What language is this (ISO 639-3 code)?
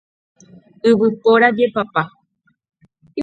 grn